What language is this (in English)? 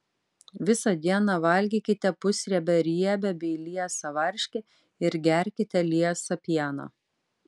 Lithuanian